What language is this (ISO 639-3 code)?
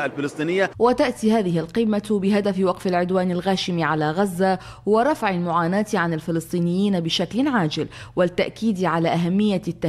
ara